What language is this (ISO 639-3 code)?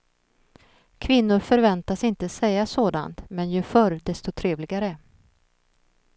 swe